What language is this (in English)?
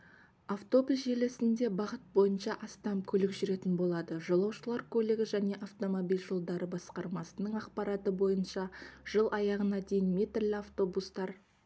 Kazakh